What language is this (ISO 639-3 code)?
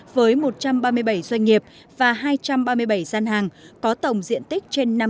vie